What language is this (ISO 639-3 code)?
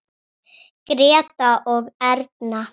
isl